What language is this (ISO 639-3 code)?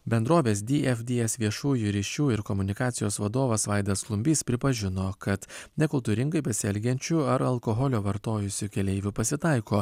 lit